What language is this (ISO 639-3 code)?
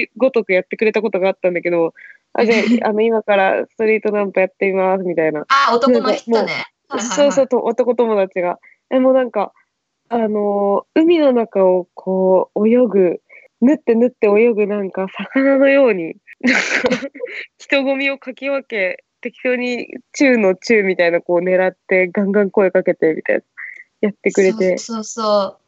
jpn